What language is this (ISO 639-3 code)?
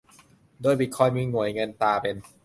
tha